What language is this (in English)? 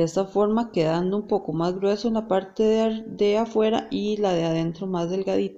Spanish